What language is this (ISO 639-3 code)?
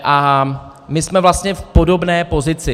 ces